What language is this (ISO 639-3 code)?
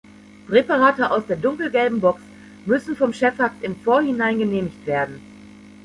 deu